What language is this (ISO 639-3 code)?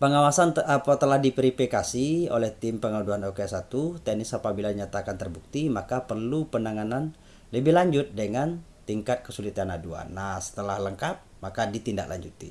ind